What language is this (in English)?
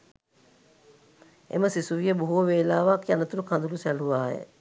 Sinhala